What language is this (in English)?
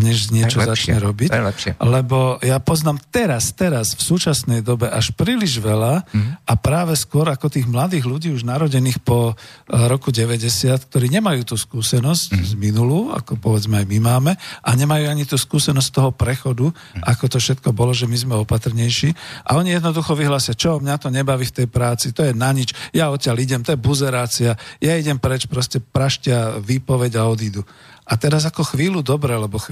Slovak